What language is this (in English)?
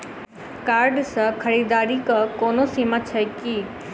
Maithili